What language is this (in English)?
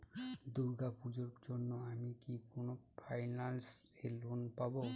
Bangla